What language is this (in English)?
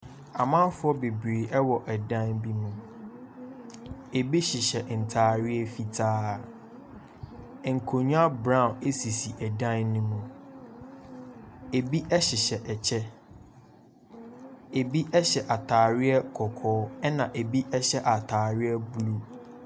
Akan